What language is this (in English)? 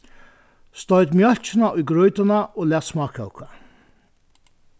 Faroese